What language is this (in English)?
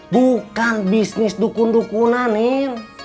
Indonesian